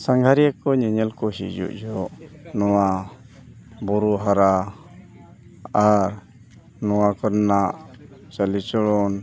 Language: Santali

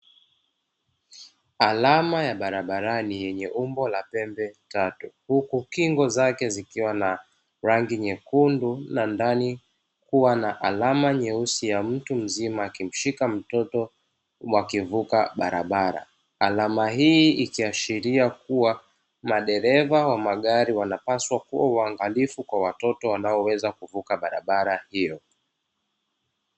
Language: Swahili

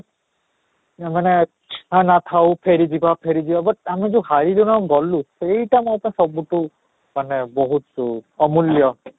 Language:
Odia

